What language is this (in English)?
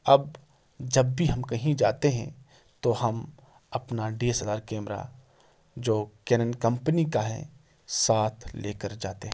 Urdu